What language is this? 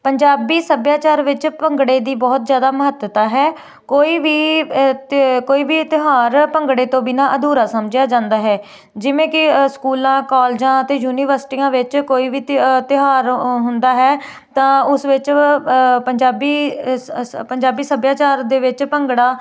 Punjabi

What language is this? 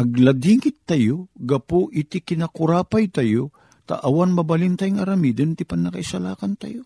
Filipino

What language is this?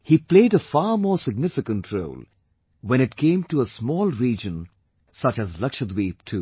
English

